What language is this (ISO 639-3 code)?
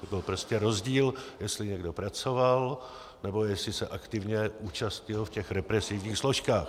ces